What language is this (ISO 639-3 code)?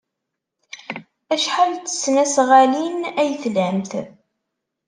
kab